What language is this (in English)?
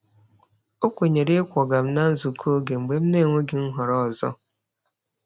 Igbo